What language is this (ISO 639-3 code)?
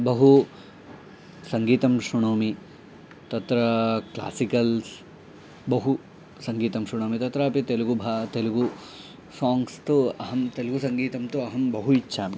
san